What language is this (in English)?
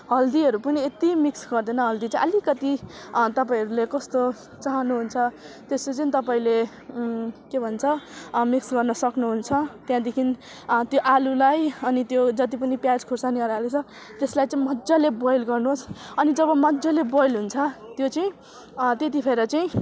Nepali